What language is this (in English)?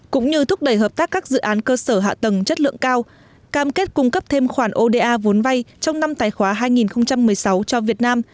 Vietnamese